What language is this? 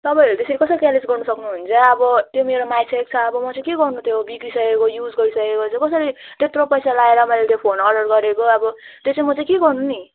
Nepali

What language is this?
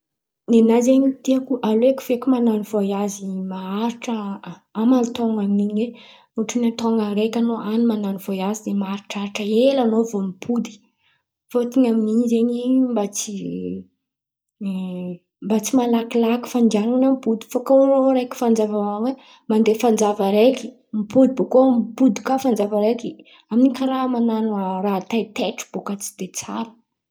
Antankarana Malagasy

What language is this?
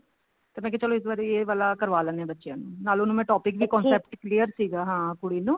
Punjabi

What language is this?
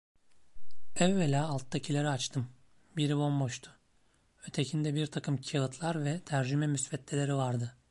Turkish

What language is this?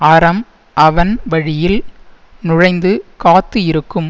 Tamil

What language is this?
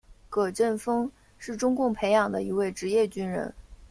Chinese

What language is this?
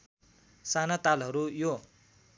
Nepali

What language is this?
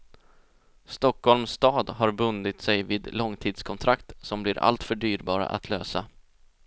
Swedish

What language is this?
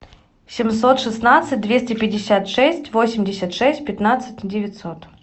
Russian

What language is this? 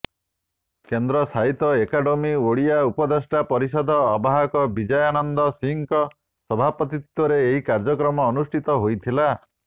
Odia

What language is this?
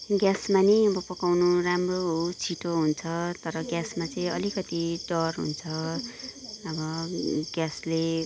Nepali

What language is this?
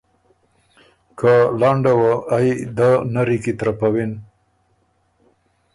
Ormuri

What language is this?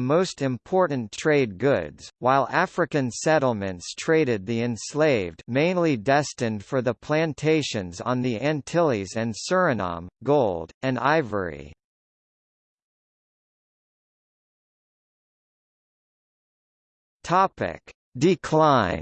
English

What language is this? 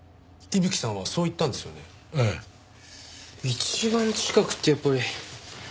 Japanese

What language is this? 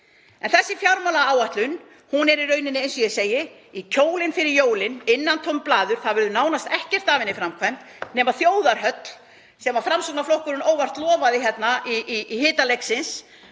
Icelandic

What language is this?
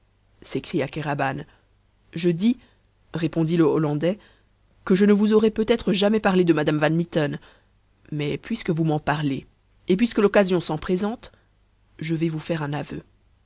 French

